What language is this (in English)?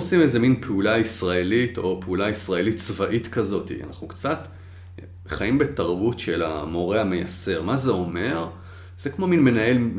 Hebrew